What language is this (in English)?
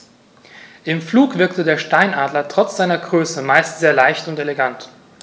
German